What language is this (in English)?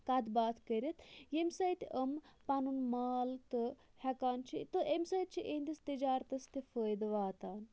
Kashmiri